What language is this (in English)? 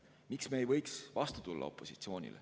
Estonian